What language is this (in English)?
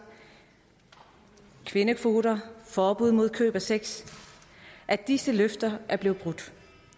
Danish